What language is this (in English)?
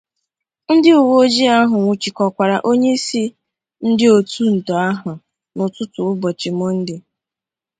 Igbo